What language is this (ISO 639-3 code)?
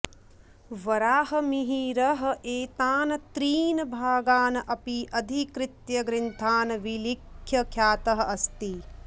san